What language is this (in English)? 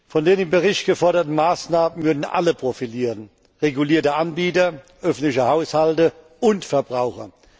German